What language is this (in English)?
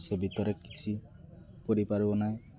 Odia